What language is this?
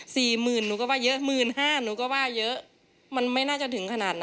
Thai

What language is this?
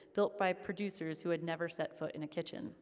English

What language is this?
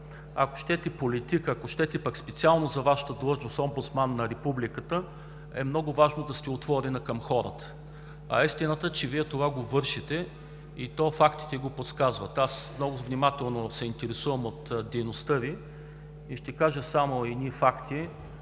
Bulgarian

